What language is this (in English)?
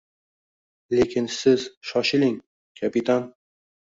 Uzbek